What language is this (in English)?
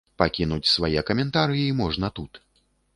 Belarusian